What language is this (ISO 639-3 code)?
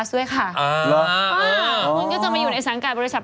tha